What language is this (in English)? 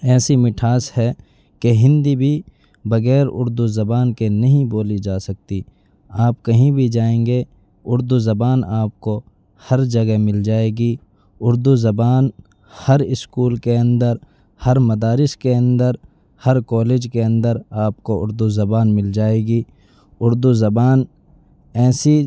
Urdu